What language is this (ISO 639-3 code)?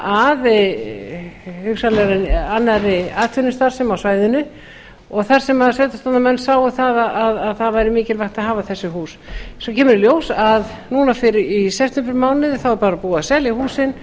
isl